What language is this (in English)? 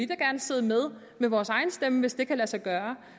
Danish